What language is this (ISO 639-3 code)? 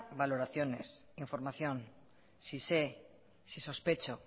spa